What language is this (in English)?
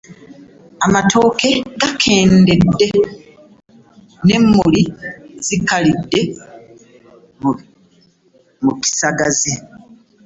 Ganda